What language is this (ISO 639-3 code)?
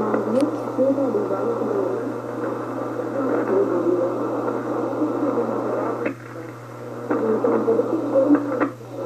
jpn